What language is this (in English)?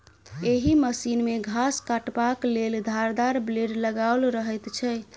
Maithili